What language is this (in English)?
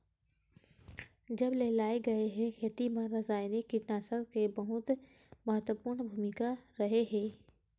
Chhattisgarhi